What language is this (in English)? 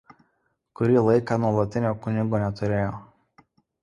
Lithuanian